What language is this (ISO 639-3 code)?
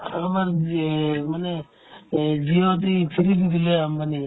asm